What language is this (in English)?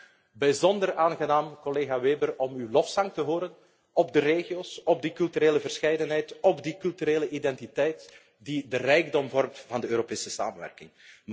Dutch